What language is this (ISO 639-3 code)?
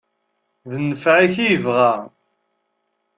kab